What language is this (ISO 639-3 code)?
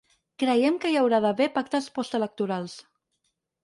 cat